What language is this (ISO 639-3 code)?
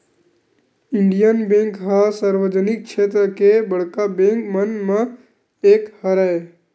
hne